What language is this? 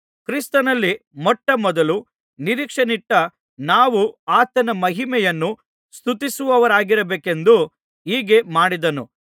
Kannada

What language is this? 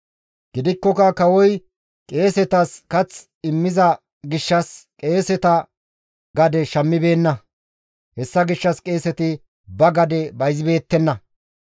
Gamo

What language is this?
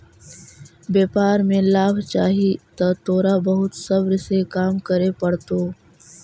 Magahi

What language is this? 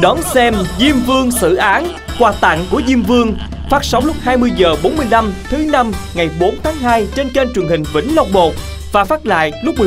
Vietnamese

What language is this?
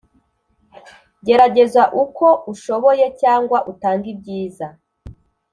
Kinyarwanda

